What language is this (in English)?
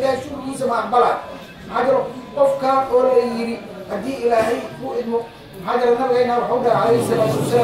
Arabic